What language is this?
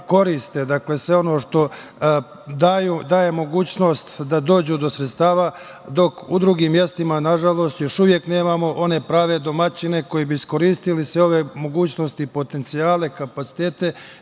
Serbian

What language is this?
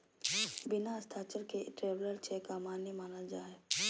Magahi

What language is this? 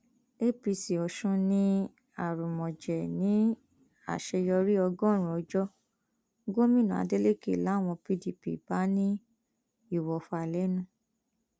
Yoruba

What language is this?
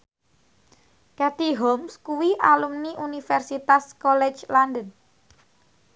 Javanese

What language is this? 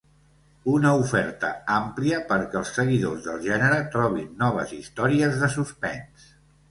Catalan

